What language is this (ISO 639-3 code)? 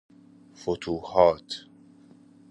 fas